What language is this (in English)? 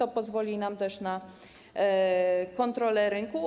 Polish